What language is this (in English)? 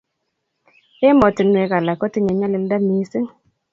Kalenjin